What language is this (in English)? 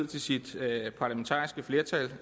Danish